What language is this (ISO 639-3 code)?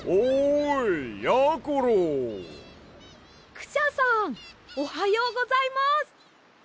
jpn